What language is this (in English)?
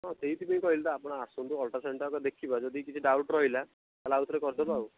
Odia